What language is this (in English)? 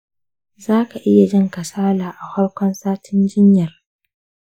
Hausa